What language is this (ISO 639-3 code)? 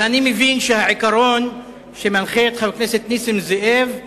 heb